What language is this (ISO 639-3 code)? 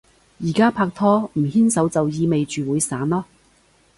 yue